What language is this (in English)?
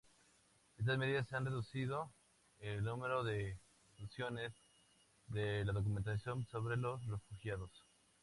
Spanish